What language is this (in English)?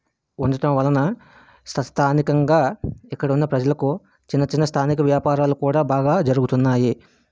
Telugu